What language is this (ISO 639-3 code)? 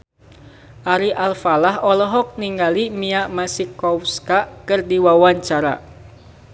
sun